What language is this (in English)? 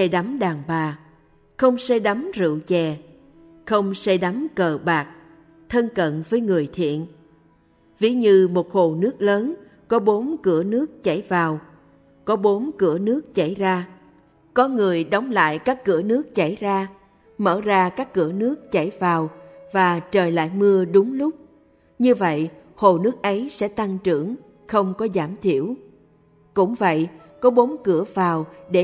Vietnamese